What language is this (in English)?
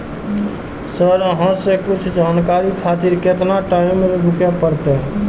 Maithili